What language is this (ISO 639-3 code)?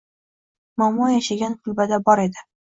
uzb